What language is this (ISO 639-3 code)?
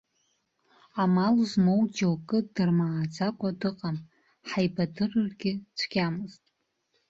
abk